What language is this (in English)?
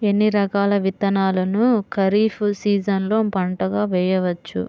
Telugu